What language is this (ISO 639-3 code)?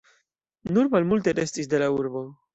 epo